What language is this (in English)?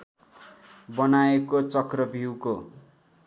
Nepali